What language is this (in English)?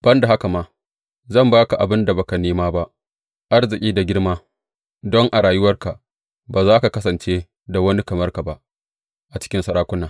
Hausa